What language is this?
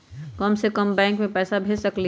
Magahi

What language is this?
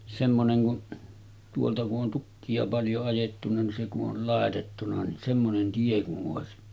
Finnish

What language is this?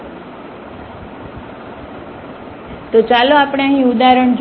Gujarati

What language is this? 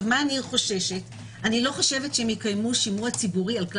Hebrew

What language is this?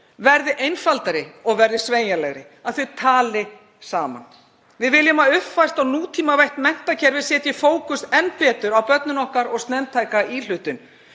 Icelandic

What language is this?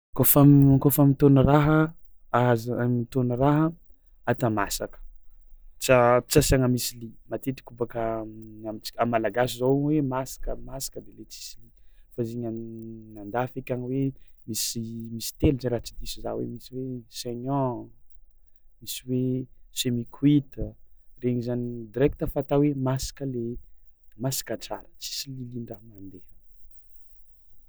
Tsimihety Malagasy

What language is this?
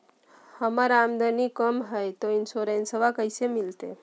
Magahi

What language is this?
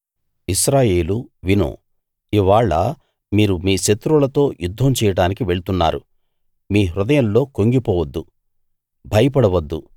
Telugu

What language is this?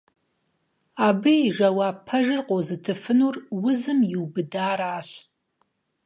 Kabardian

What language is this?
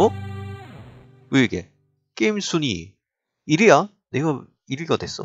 Korean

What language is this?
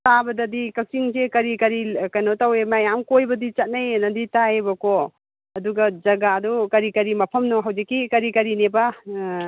Manipuri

